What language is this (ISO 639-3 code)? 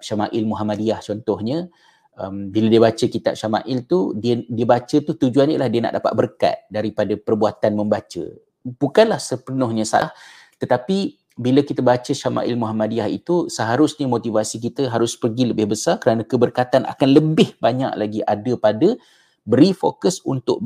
msa